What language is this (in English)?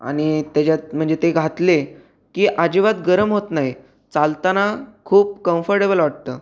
Marathi